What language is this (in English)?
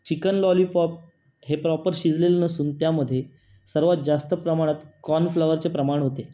Marathi